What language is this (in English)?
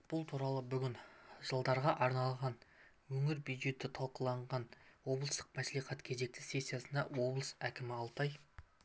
Kazakh